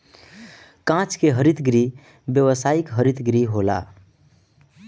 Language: Bhojpuri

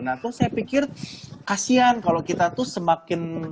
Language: Indonesian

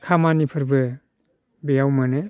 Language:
Bodo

